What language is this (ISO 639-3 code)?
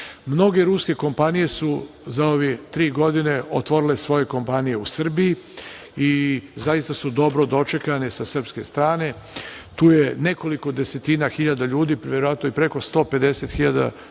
srp